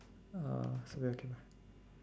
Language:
English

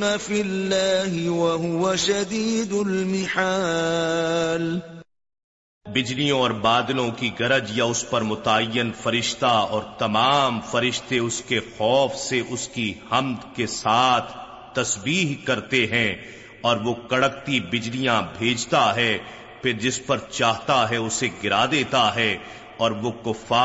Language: Urdu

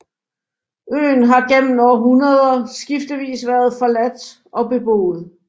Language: Danish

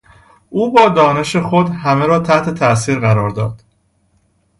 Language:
Persian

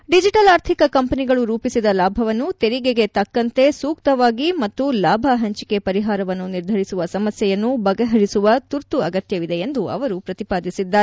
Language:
Kannada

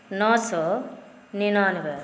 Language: Maithili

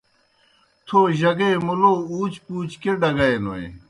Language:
Kohistani Shina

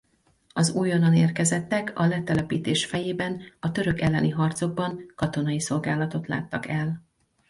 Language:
Hungarian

